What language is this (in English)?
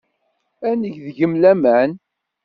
Kabyle